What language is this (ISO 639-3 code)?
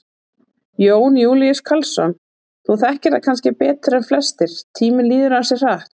isl